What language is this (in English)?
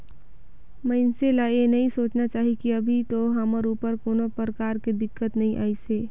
Chhattisgarhi